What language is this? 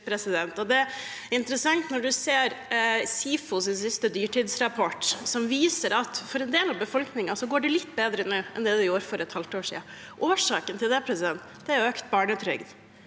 Norwegian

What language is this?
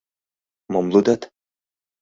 Mari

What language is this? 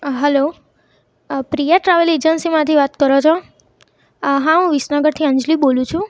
Gujarati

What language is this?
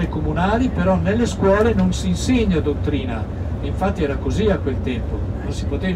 Italian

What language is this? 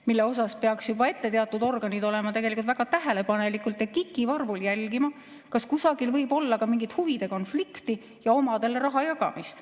Estonian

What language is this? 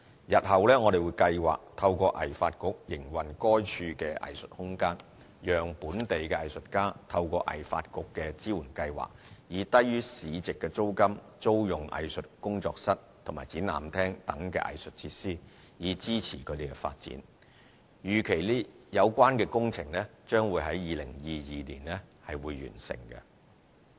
Cantonese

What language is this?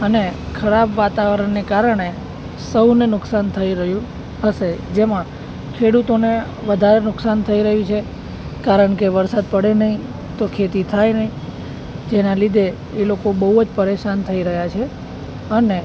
Gujarati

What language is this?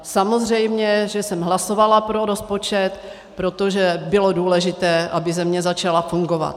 Czech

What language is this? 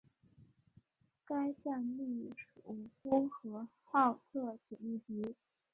Chinese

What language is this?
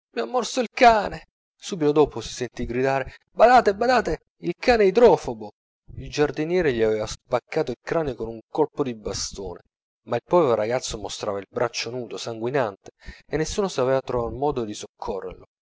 Italian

